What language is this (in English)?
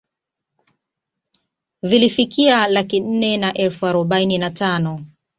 Swahili